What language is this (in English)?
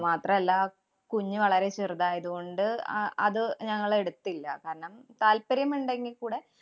Malayalam